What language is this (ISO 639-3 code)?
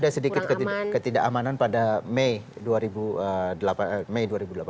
ind